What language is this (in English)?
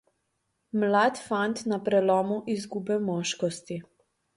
Slovenian